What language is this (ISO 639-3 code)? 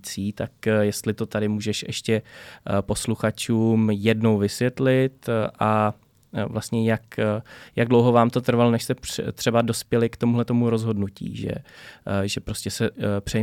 ces